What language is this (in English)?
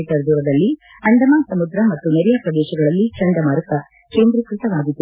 Kannada